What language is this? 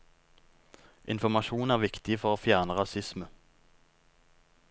Norwegian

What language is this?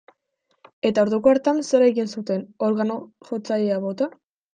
Basque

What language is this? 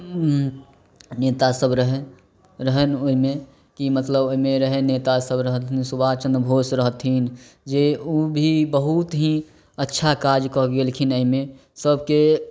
Maithili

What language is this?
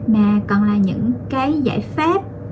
Vietnamese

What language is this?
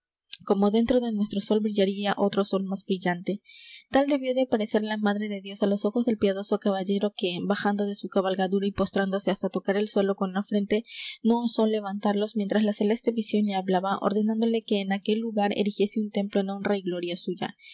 Spanish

